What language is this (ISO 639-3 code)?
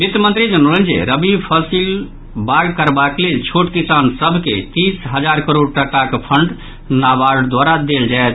mai